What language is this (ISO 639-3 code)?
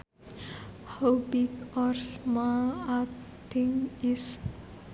sun